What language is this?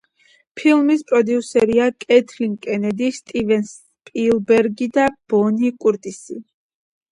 Georgian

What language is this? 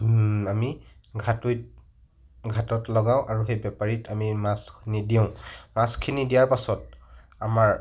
Assamese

